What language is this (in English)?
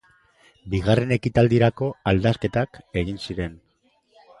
Basque